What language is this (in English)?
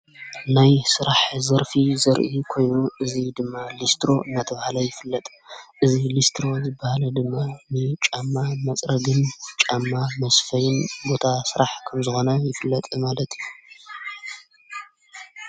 Tigrinya